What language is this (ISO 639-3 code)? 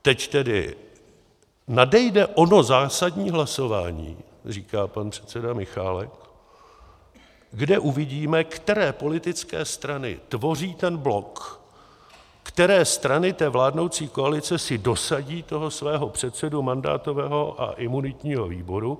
ces